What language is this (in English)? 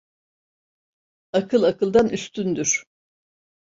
Turkish